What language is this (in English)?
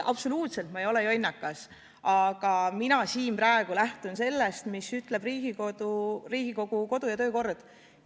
Estonian